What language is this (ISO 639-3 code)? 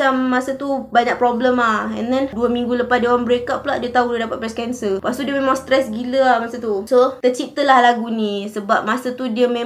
msa